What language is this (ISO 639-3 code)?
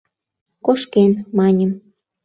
chm